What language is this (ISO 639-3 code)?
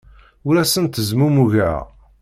kab